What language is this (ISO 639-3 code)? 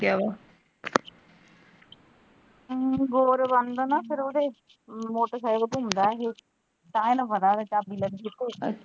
pan